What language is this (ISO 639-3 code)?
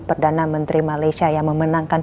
ind